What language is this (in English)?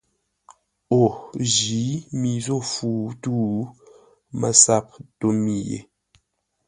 Ngombale